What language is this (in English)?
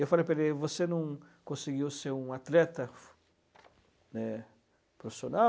Portuguese